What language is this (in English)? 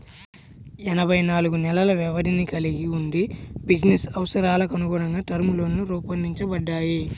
Telugu